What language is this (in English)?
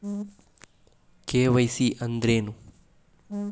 Kannada